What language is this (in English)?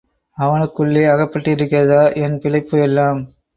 Tamil